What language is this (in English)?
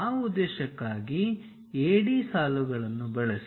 Kannada